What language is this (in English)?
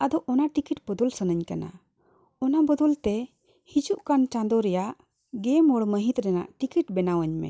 Santali